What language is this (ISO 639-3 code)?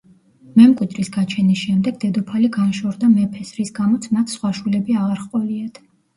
kat